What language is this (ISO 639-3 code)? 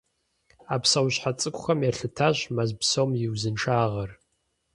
kbd